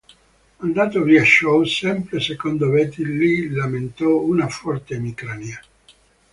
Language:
Italian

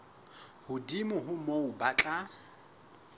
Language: Southern Sotho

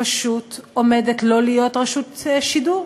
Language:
Hebrew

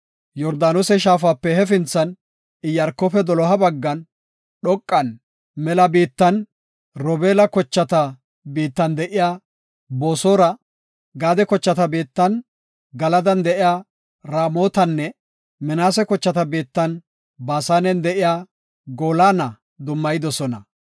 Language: Gofa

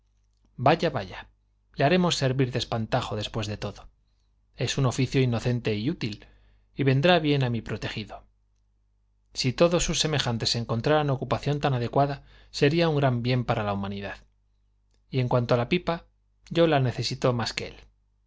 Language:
Spanish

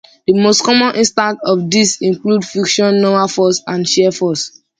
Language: English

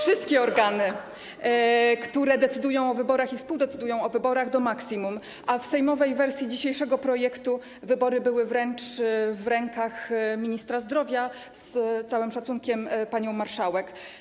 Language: Polish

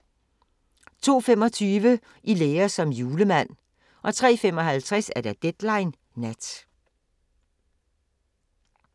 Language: Danish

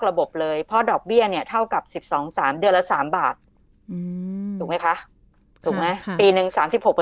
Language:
Thai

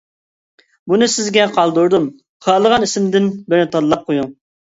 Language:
Uyghur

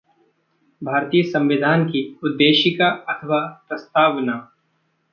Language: Hindi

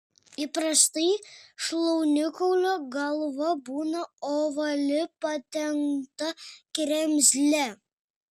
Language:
Lithuanian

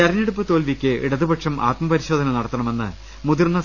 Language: Malayalam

